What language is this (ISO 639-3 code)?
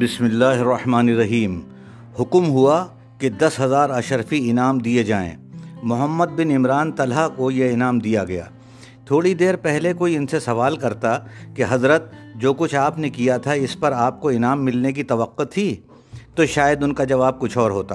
urd